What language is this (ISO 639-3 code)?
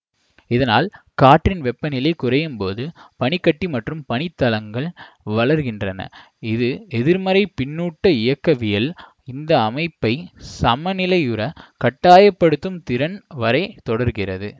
tam